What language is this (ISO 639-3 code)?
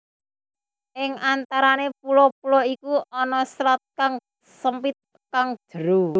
jav